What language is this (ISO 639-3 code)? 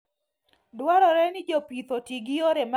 luo